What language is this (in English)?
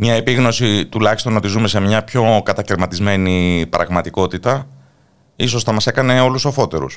Greek